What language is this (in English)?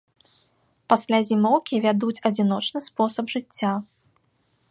Belarusian